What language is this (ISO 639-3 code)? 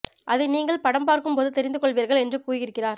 tam